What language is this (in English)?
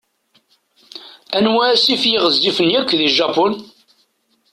Kabyle